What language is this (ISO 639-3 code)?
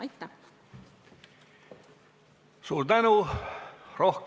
est